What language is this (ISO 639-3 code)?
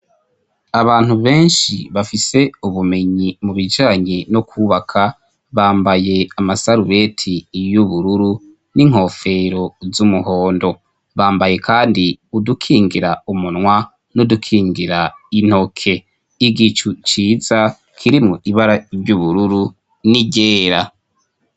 run